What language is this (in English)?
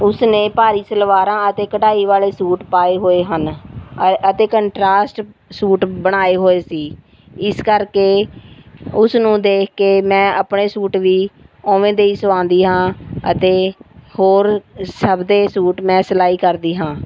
Punjabi